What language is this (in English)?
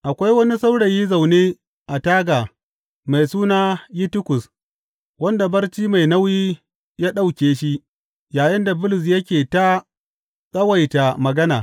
Hausa